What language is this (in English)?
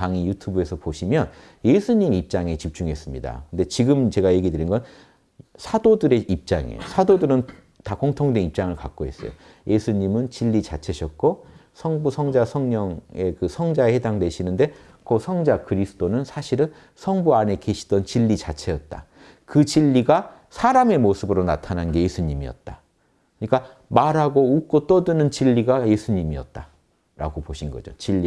Korean